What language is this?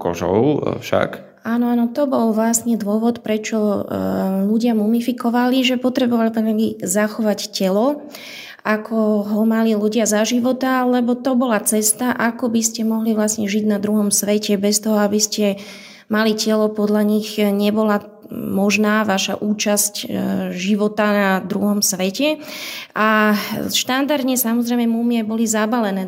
Slovak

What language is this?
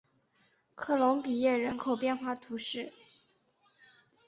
Chinese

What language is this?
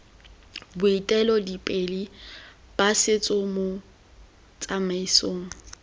Tswana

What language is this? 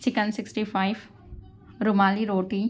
Urdu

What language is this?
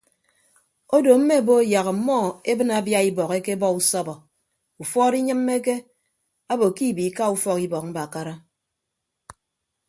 Ibibio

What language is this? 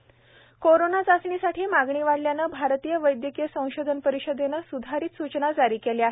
Marathi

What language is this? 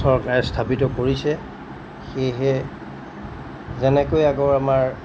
Assamese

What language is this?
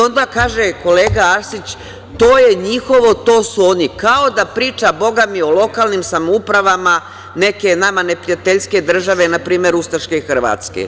Serbian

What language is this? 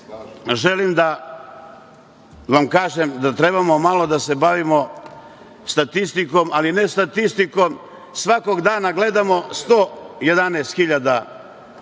Serbian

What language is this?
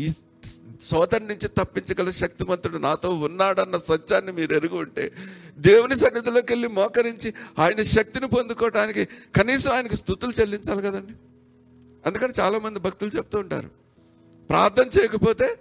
Telugu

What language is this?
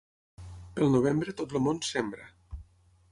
Catalan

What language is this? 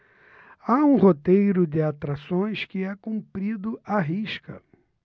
Portuguese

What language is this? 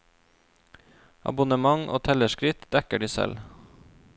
Norwegian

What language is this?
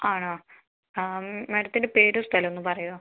Malayalam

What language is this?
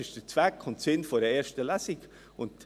Swiss German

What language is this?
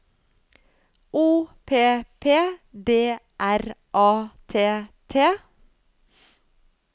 Norwegian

